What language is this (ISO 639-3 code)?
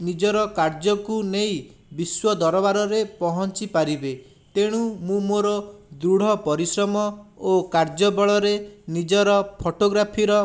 ori